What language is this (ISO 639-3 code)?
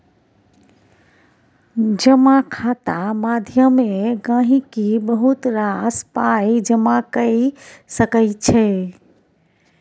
mai